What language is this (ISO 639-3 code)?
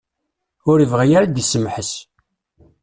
kab